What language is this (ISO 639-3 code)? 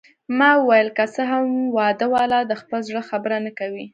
pus